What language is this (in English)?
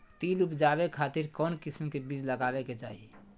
Magahi